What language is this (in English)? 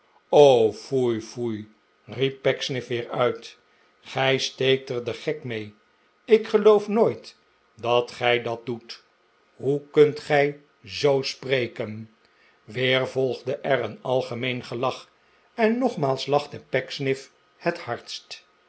Dutch